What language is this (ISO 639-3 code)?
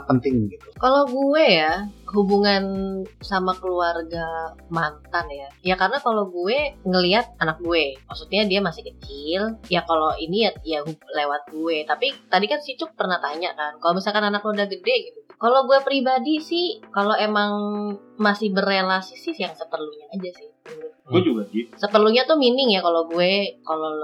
ind